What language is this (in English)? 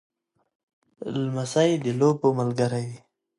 Pashto